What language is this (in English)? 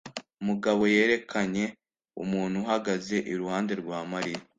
Kinyarwanda